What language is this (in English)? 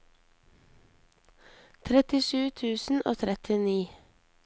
Norwegian